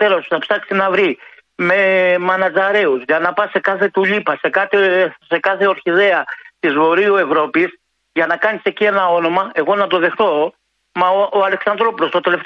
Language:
Greek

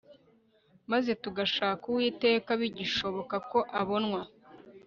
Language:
Kinyarwanda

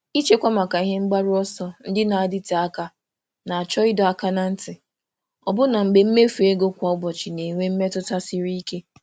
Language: Igbo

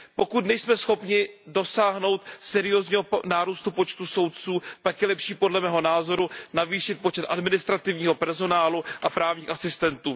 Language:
Czech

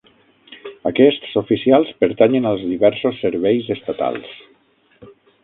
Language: Catalan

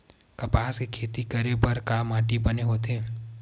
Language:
Chhattisgarhi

